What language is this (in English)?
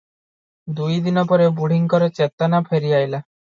Odia